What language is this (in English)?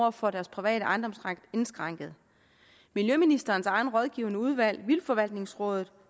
Danish